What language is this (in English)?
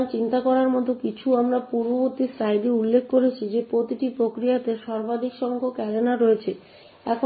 Bangla